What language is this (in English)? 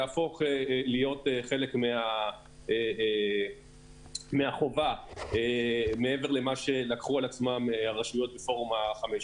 Hebrew